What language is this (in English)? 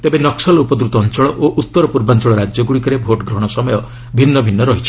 Odia